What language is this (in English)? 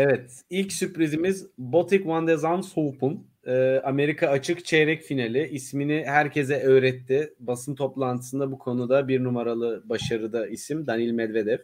Turkish